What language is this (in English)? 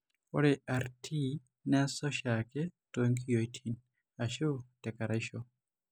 Masai